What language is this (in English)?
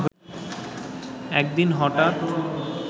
Bangla